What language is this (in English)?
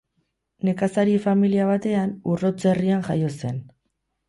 Basque